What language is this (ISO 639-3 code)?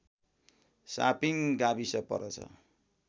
nep